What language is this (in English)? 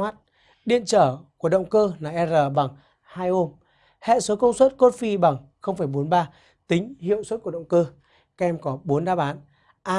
Vietnamese